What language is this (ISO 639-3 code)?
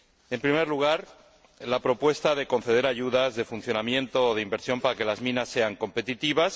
spa